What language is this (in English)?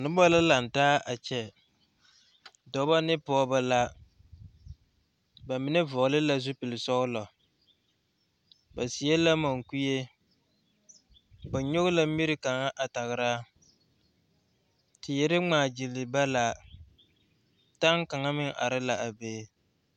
Southern Dagaare